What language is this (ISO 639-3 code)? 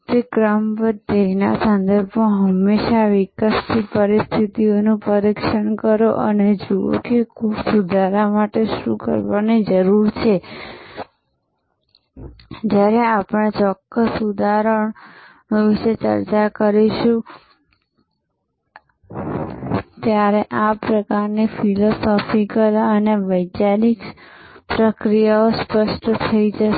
guj